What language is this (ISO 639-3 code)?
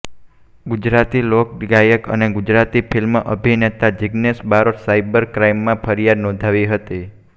guj